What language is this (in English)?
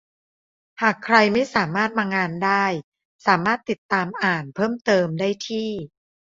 Thai